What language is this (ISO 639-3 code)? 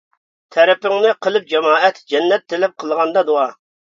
uig